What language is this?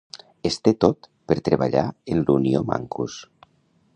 Catalan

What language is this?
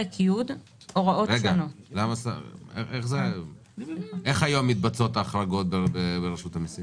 Hebrew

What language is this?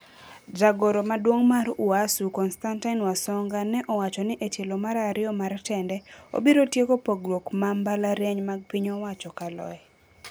Luo (Kenya and Tanzania)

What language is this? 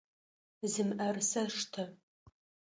Adyghe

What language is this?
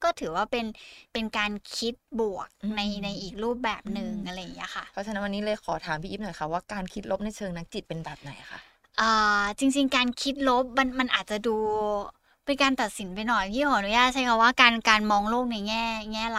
Thai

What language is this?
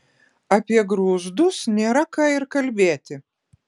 Lithuanian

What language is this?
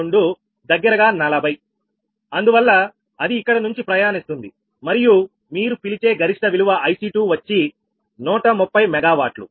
Telugu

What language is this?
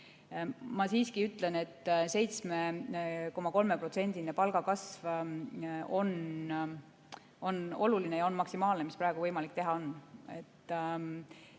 Estonian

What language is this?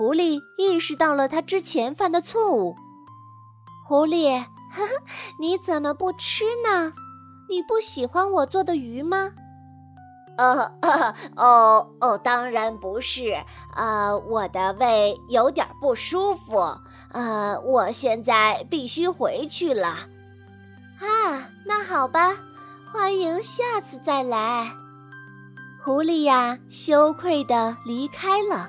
Chinese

